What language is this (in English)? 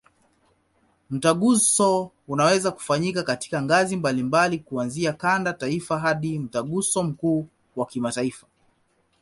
Swahili